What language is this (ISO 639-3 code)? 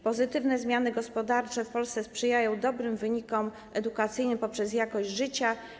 pol